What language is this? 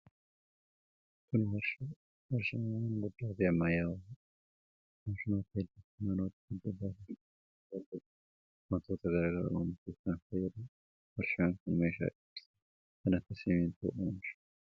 Oromo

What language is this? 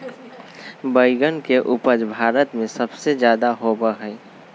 Magahi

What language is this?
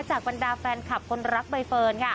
Thai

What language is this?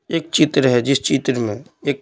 Hindi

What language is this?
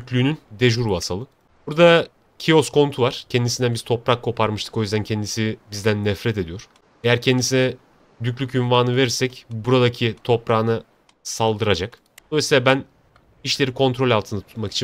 Turkish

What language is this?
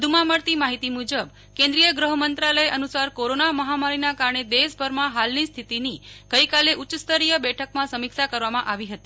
Gujarati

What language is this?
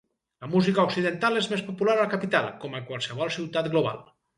Catalan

